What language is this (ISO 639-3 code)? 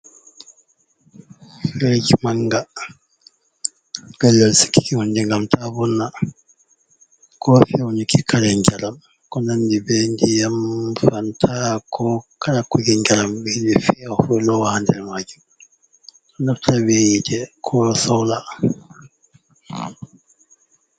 ful